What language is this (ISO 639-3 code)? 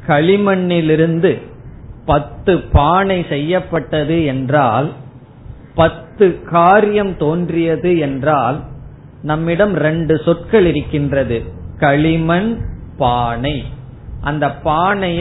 tam